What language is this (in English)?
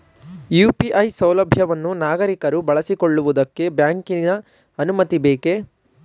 Kannada